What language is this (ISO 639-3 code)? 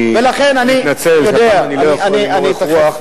heb